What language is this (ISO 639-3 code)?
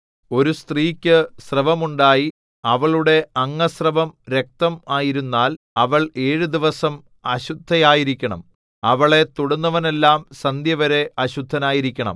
mal